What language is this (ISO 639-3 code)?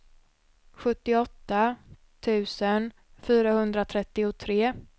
swe